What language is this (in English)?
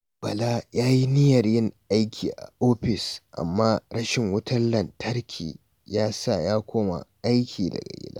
Hausa